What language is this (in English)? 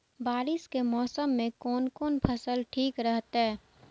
Maithili